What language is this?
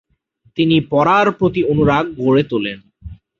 Bangla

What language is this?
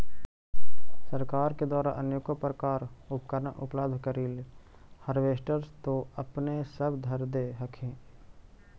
Magahi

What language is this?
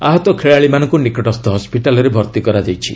Odia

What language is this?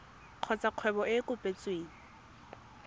Tswana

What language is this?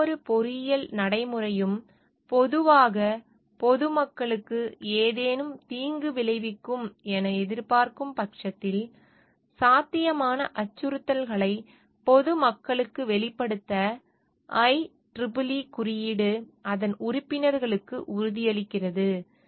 Tamil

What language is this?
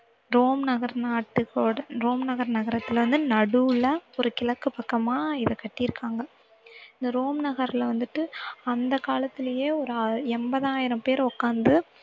Tamil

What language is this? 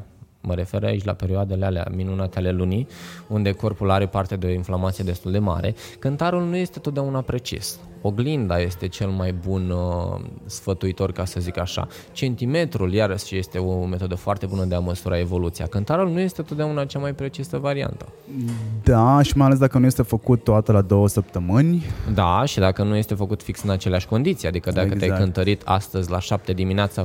Romanian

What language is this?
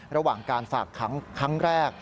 Thai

